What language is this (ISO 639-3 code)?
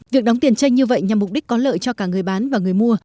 vie